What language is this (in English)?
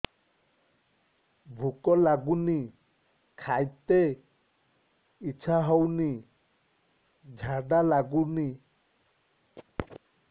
Odia